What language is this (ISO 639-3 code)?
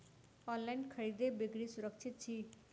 mai